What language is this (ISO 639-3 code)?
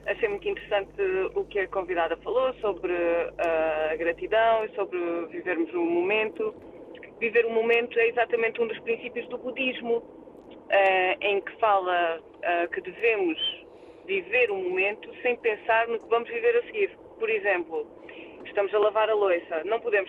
por